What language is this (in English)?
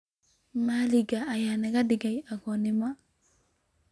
Somali